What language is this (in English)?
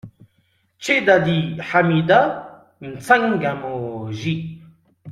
French